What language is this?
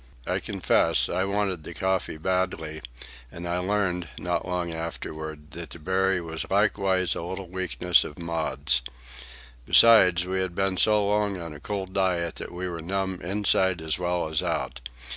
English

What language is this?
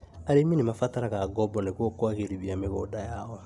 Kikuyu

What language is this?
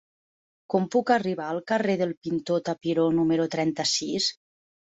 Catalan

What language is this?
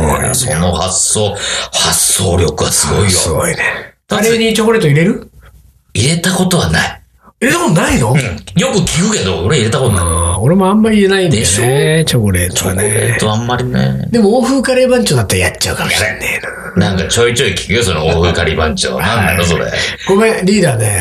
Japanese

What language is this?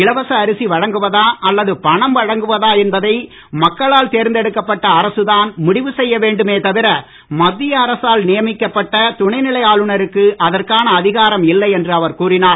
Tamil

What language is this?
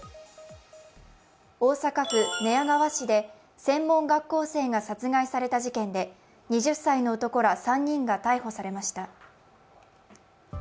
Japanese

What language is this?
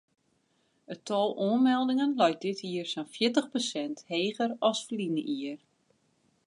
Western Frisian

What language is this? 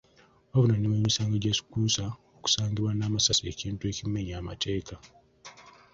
Ganda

